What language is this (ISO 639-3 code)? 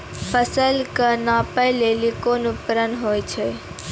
mai